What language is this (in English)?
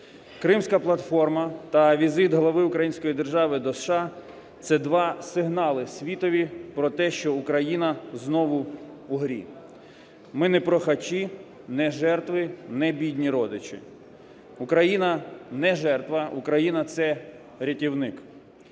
Ukrainian